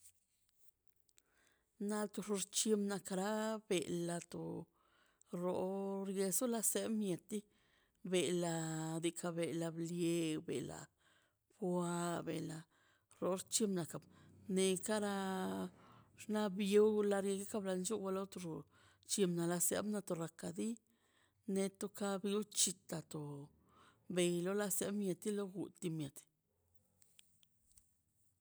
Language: Mazaltepec Zapotec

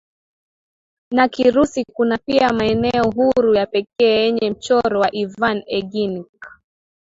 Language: Swahili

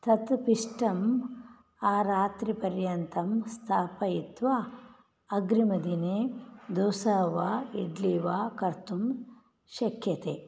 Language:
Sanskrit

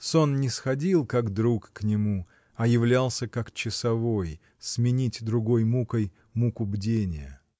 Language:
Russian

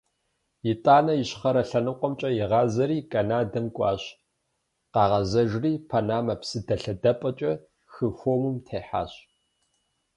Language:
Kabardian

